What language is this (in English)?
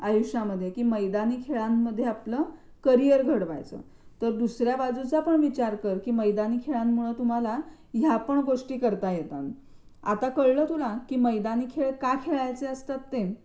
Marathi